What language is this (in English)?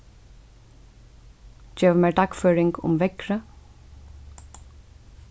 Faroese